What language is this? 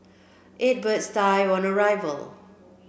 English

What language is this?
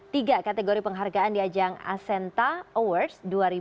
Indonesian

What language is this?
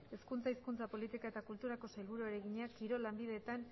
Basque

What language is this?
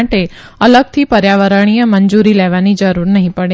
Gujarati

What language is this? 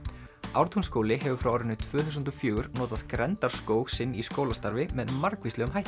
Icelandic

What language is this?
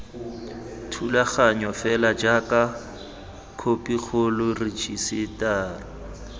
Tswana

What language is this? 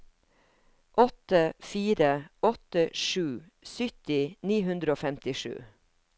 Norwegian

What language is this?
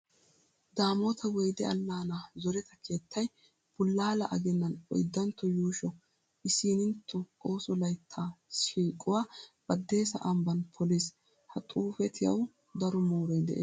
Wolaytta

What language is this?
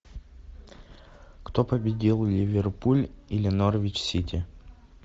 Russian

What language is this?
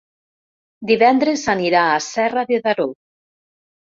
Catalan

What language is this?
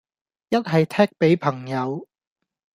Cantonese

